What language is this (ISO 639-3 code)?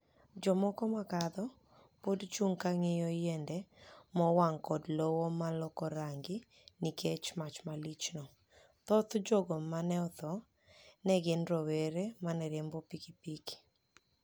luo